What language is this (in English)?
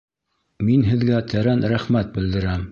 Bashkir